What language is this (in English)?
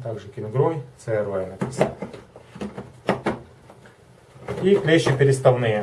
Russian